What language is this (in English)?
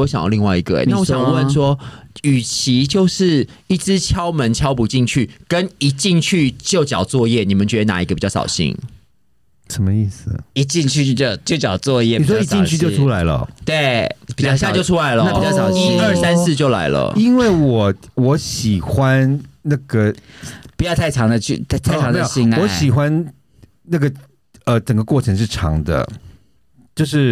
Chinese